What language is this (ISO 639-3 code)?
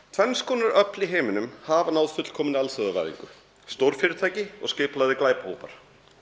isl